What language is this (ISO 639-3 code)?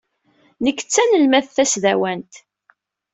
kab